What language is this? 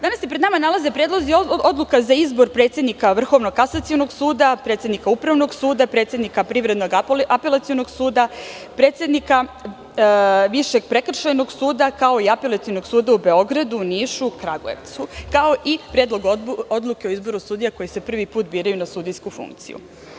Serbian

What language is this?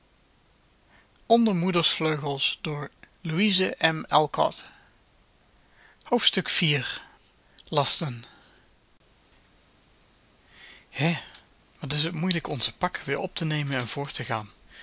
Dutch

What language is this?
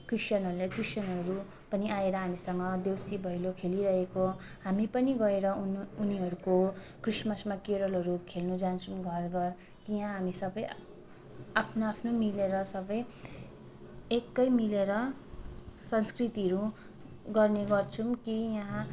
Nepali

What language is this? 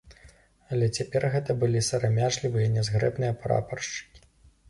Belarusian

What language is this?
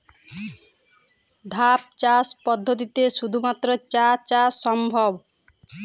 Bangla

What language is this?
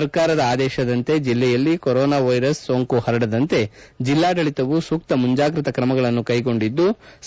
Kannada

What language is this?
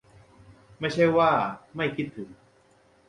Thai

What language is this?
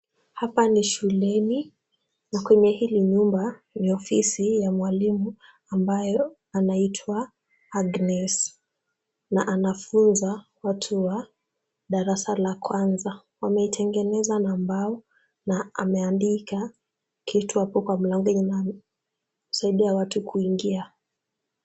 Swahili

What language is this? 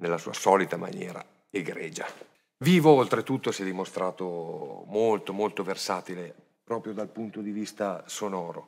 Italian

